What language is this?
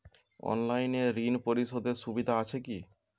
Bangla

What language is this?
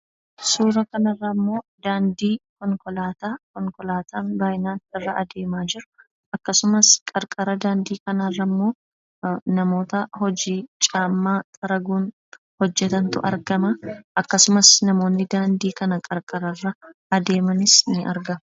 Oromo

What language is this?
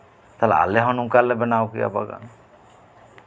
Santali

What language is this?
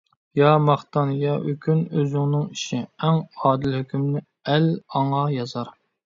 Uyghur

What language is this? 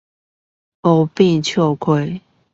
Chinese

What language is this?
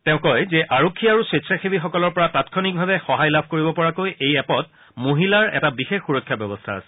Assamese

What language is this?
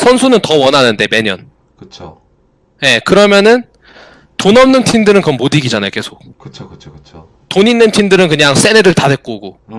Korean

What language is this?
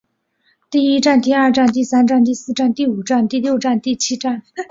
Chinese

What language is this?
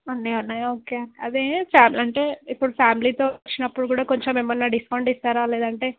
Telugu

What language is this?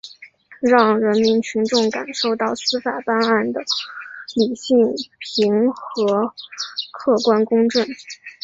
Chinese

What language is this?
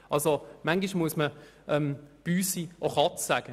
Swiss German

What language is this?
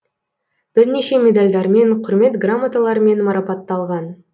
Kazakh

